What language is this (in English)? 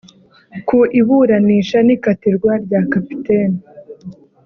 Kinyarwanda